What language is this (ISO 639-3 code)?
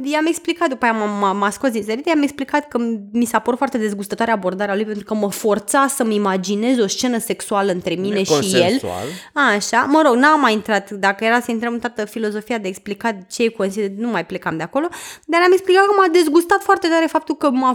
ron